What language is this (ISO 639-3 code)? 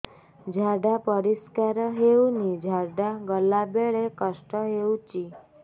ori